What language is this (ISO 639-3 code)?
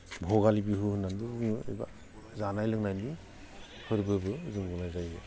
brx